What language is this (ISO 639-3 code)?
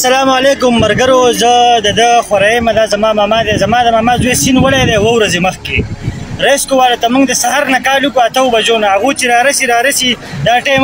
ara